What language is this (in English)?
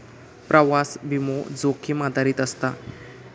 Marathi